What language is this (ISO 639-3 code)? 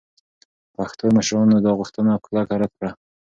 pus